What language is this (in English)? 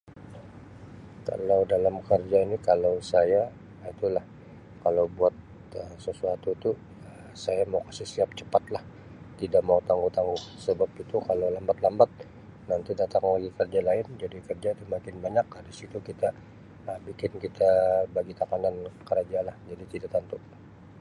Sabah Malay